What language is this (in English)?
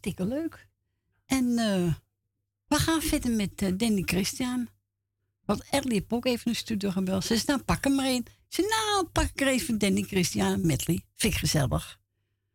Dutch